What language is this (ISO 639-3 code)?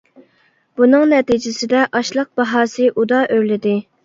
uig